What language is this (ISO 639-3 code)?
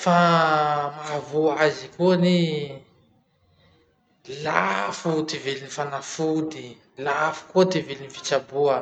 msh